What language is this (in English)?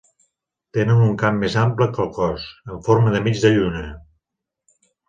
Catalan